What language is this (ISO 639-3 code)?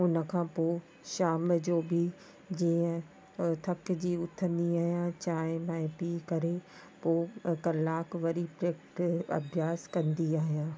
snd